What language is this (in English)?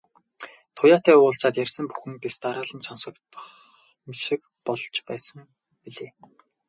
Mongolian